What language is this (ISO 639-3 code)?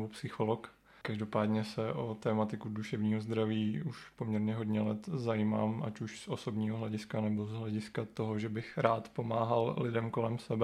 ces